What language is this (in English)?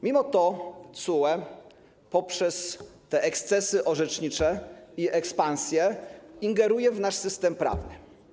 Polish